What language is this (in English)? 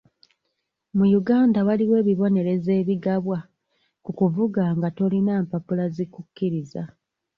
Ganda